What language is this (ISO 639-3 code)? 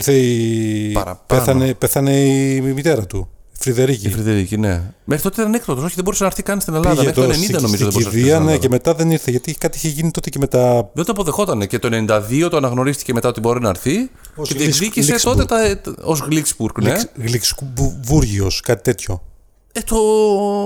ell